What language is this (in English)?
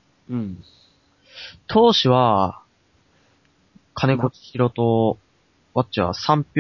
Japanese